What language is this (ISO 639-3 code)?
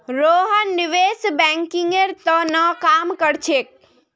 mag